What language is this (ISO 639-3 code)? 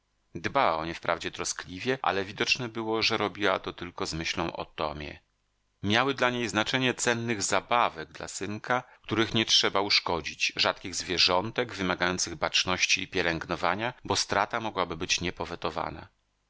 pol